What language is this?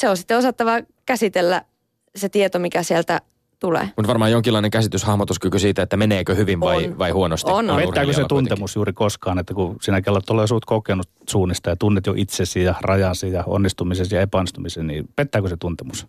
Finnish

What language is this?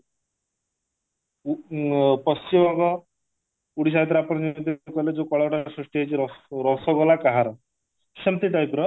Odia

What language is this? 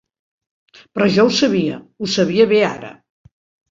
Catalan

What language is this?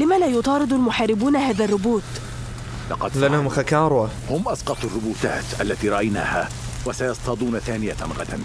Arabic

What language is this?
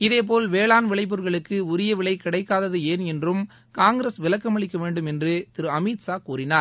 Tamil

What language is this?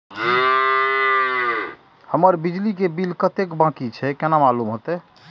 Maithili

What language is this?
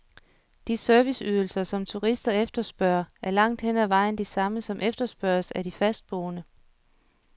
Danish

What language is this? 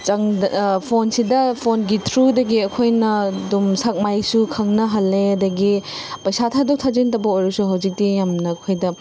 Manipuri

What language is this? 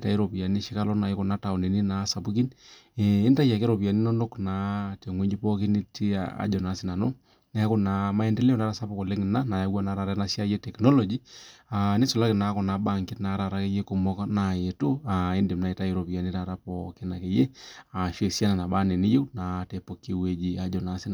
Masai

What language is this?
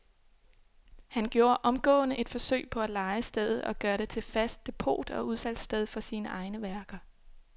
Danish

